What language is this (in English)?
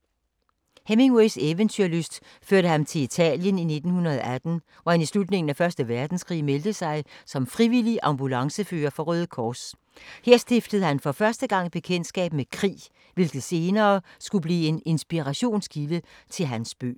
Danish